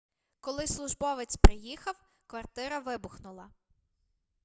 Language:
Ukrainian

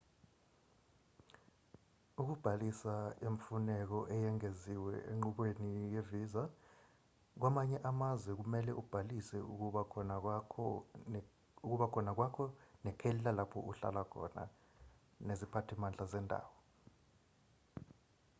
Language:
Zulu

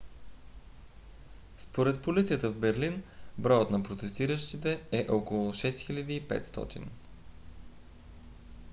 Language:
Bulgarian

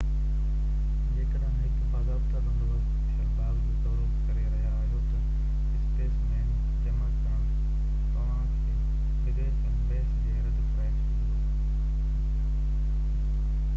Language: Sindhi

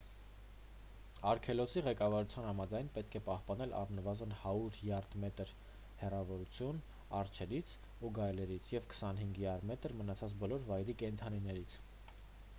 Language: Armenian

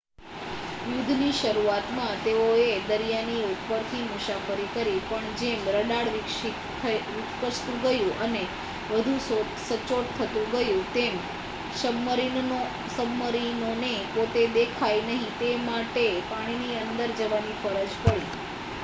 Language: Gujarati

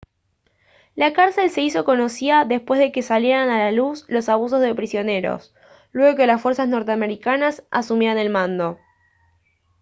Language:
Spanish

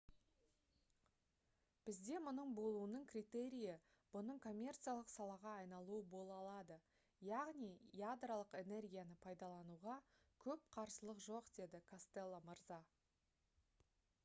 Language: Kazakh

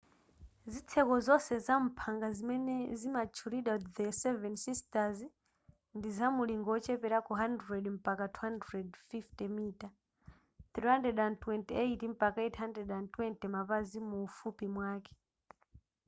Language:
Nyanja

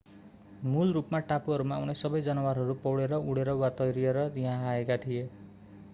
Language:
Nepali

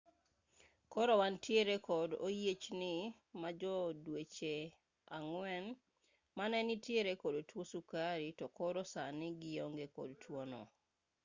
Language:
Luo (Kenya and Tanzania)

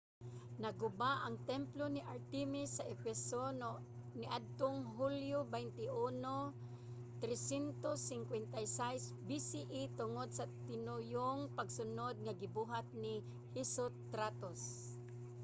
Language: Cebuano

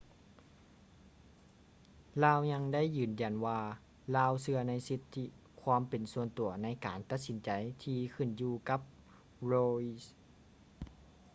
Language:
Lao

